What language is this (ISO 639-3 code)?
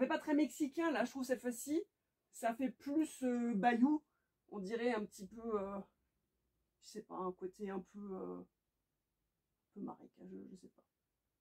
fra